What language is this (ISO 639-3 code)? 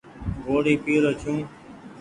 gig